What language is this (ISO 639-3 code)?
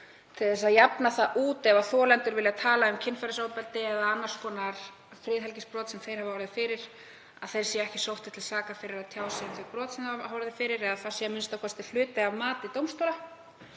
isl